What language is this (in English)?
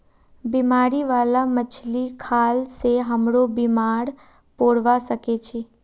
Magahi